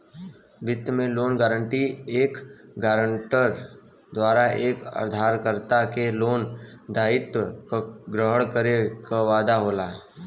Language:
Bhojpuri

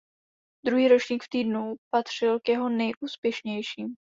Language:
Czech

